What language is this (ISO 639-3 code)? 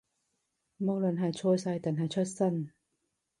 yue